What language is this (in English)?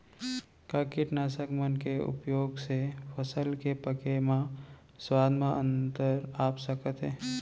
Chhattisgarhi